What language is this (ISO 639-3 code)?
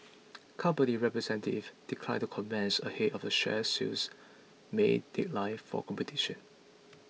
eng